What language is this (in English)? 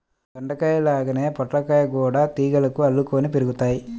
Telugu